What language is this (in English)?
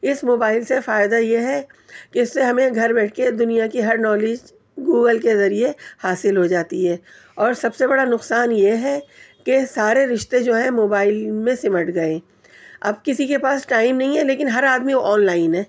Urdu